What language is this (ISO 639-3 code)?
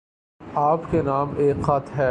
urd